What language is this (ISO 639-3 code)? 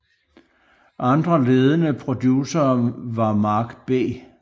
dan